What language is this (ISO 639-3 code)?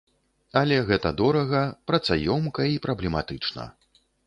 bel